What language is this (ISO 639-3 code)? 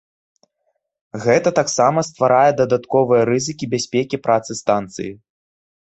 bel